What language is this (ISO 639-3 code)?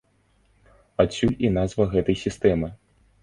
bel